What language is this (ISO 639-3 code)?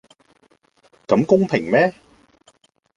yue